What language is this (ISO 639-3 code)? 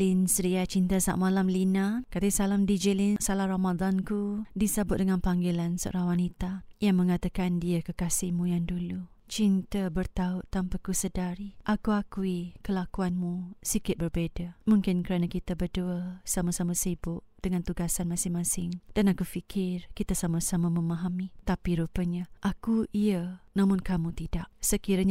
msa